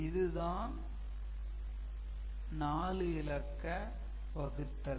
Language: Tamil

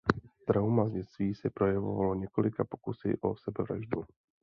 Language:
Czech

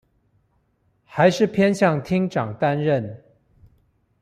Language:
Chinese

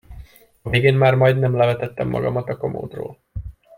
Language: Hungarian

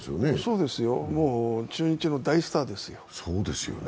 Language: Japanese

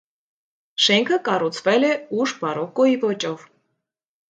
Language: Armenian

